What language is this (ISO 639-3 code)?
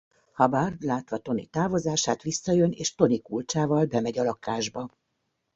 hun